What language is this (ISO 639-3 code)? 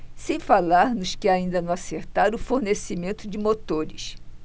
por